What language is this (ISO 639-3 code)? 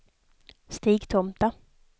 swe